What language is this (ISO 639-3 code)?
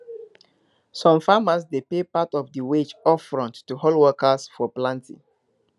pcm